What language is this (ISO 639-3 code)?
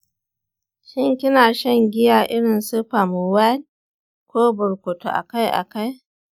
hau